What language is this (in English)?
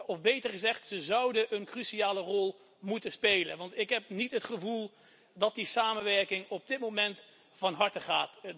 Dutch